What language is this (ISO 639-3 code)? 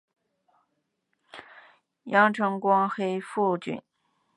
zho